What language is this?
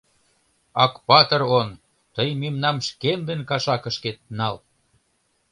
Mari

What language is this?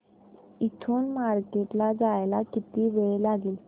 Marathi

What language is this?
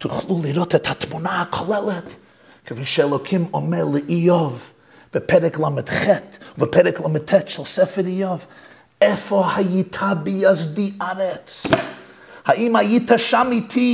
Hebrew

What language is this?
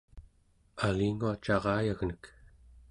Central Yupik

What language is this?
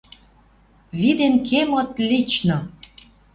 Western Mari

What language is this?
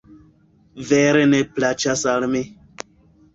Esperanto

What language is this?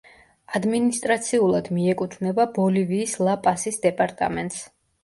Georgian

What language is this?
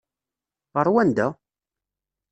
Kabyle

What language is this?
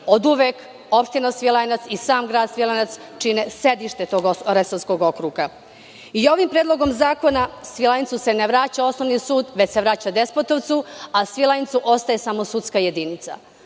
Serbian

